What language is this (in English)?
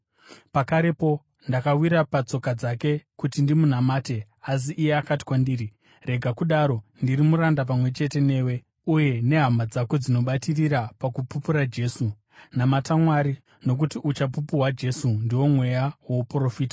Shona